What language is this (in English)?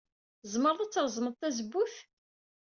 Kabyle